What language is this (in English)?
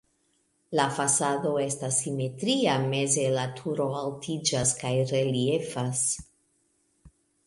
Esperanto